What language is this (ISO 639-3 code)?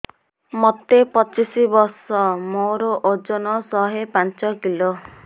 ori